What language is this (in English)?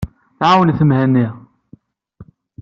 Kabyle